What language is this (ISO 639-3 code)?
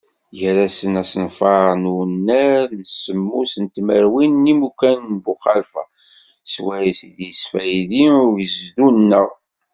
kab